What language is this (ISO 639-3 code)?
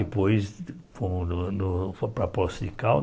por